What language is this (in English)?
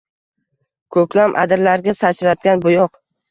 Uzbek